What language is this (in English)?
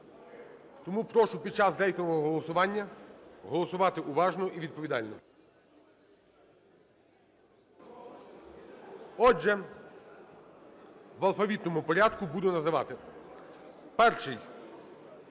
Ukrainian